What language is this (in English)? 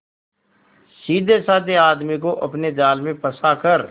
Hindi